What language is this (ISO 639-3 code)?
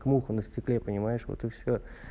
rus